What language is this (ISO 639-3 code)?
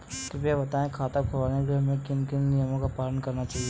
hin